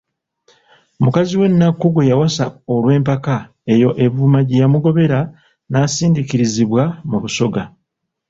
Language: Ganda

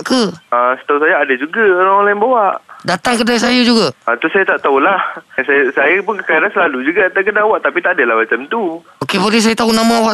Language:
Malay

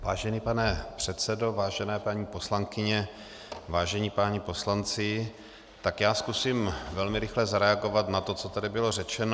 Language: Czech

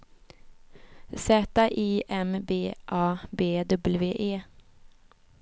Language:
Swedish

